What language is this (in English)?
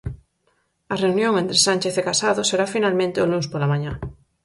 Galician